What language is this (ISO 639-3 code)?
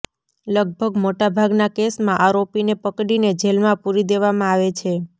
guj